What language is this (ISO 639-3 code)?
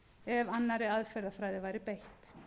isl